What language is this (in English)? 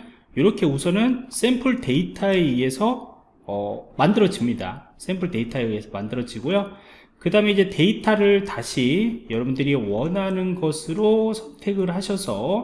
Korean